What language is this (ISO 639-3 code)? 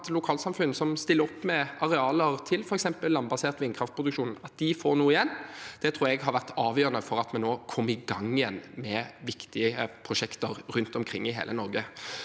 nor